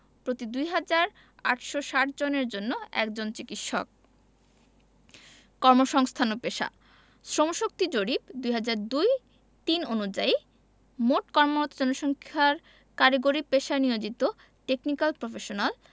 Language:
Bangla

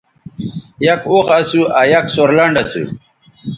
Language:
Bateri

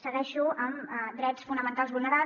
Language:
Catalan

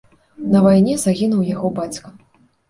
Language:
Belarusian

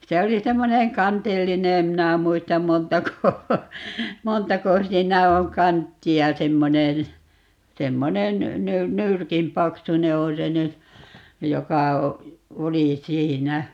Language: Finnish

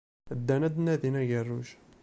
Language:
Kabyle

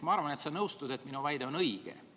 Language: Estonian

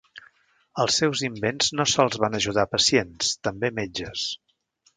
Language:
Catalan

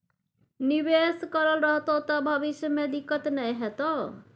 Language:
Maithili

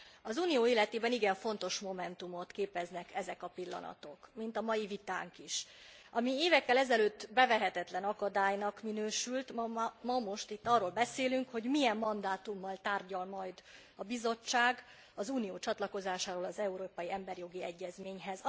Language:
Hungarian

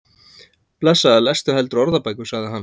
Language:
Icelandic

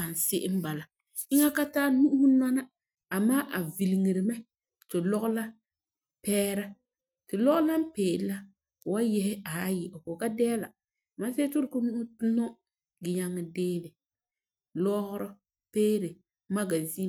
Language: Frafra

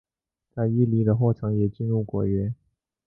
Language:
Chinese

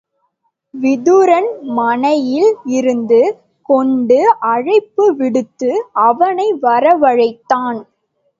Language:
Tamil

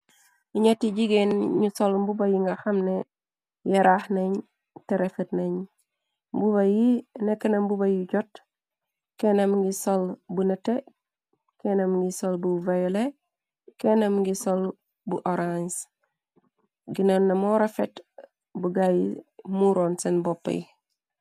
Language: Wolof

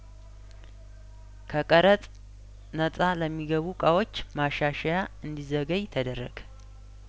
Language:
Amharic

